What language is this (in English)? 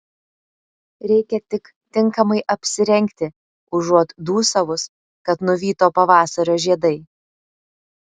Lithuanian